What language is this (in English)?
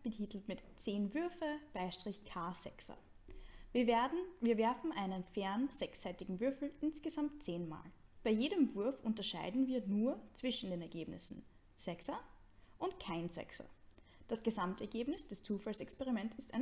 German